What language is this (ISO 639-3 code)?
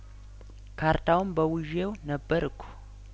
amh